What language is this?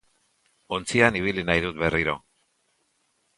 Basque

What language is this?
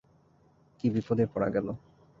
Bangla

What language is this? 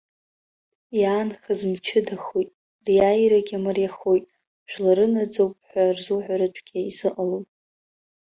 Abkhazian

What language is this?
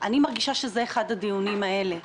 Hebrew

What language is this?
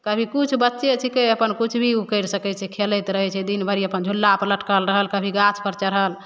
Maithili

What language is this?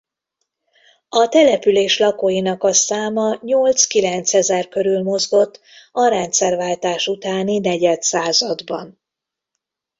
Hungarian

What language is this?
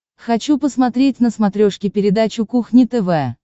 Russian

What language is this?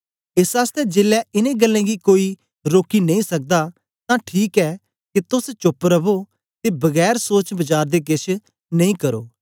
Dogri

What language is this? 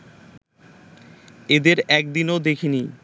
Bangla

